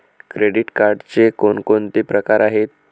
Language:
Marathi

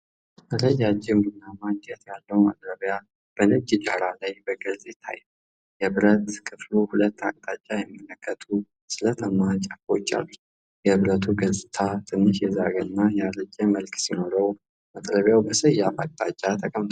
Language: Amharic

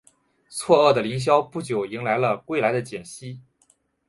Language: Chinese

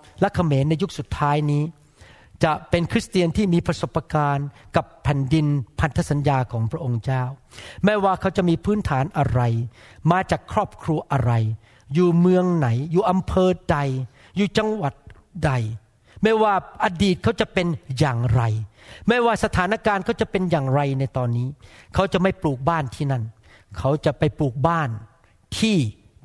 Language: Thai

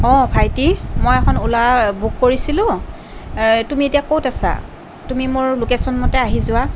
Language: Assamese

